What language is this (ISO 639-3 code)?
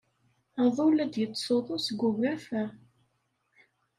kab